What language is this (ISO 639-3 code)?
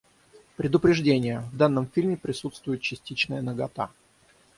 rus